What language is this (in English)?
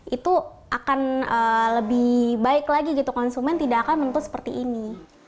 Indonesian